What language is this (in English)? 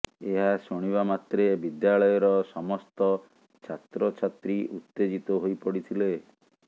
Odia